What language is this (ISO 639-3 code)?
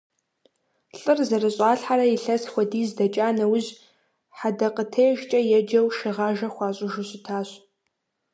kbd